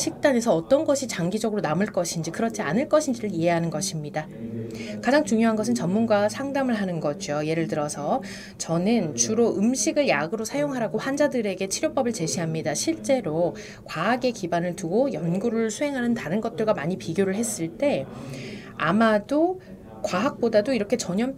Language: Korean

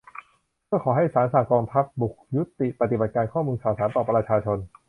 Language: Thai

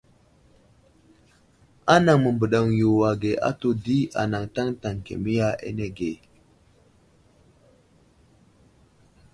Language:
Wuzlam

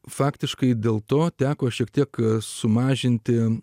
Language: Lithuanian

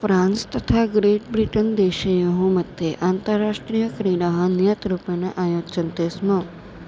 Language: Sanskrit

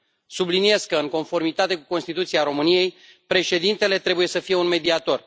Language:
Romanian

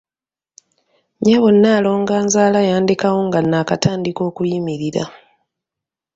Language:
Ganda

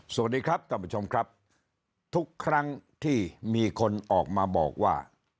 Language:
Thai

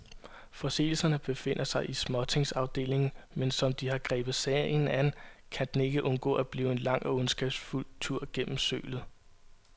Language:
Danish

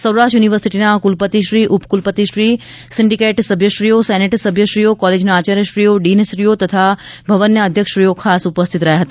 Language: Gujarati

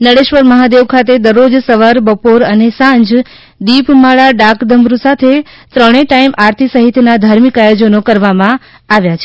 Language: Gujarati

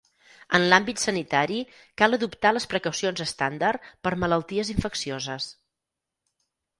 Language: Catalan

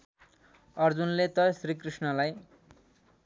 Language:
Nepali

